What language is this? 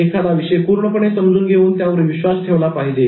Marathi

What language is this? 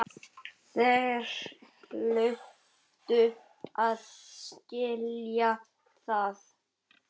Icelandic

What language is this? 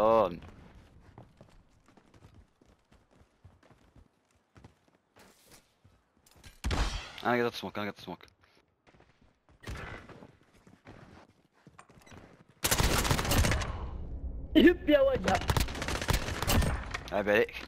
Arabic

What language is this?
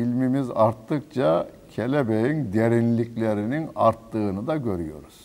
Turkish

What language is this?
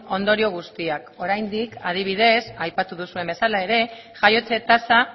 Basque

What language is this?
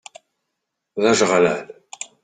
Kabyle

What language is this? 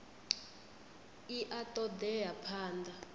Venda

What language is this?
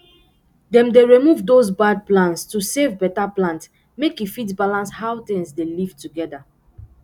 Nigerian Pidgin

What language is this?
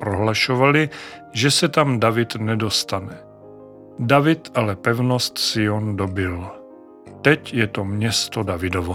Czech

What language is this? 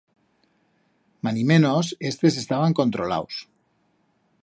Aragonese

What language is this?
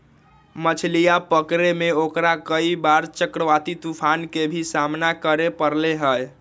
Magahi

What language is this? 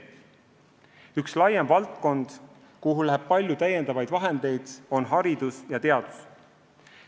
Estonian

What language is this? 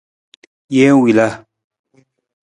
Nawdm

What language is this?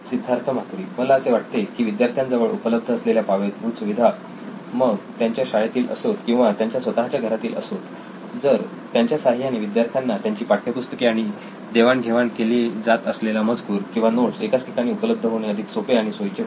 Marathi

